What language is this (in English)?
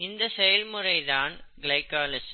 Tamil